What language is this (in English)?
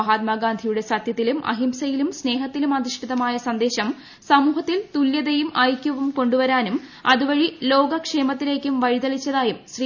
Malayalam